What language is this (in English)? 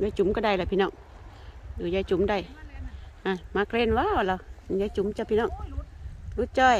Thai